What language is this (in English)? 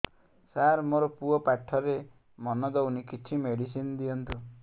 Odia